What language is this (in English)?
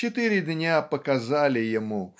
Russian